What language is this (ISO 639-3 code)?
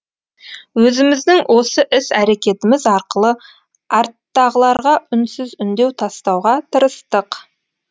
kaz